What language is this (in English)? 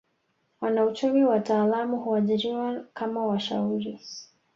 Swahili